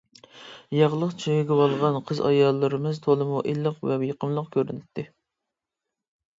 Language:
Uyghur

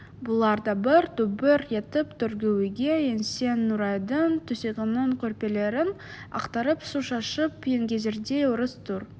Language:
Kazakh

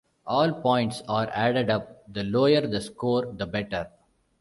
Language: English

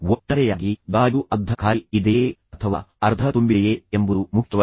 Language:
Kannada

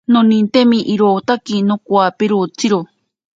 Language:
Ashéninka Perené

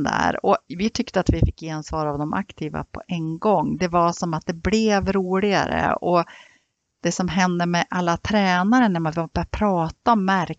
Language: Swedish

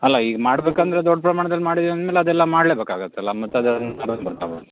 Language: Kannada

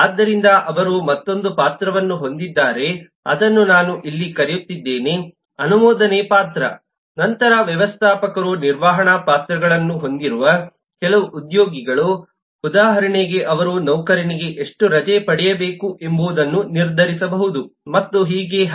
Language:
Kannada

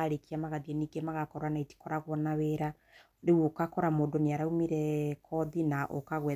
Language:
Kikuyu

